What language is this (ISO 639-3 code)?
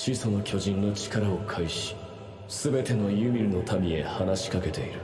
jpn